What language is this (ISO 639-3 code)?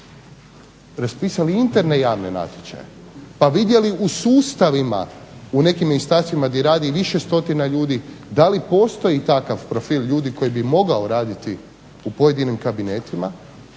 hrv